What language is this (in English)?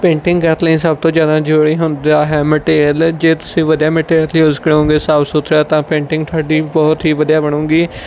Punjabi